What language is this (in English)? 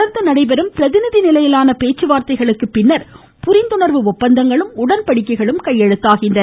Tamil